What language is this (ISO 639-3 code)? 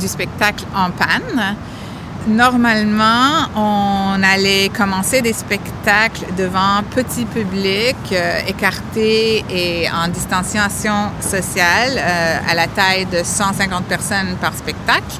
fra